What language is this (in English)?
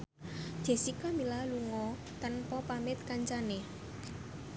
Javanese